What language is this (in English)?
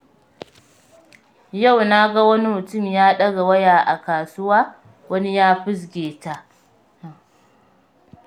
Hausa